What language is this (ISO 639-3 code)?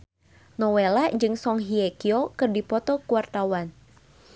sun